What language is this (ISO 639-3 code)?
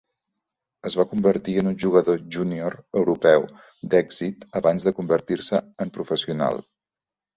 cat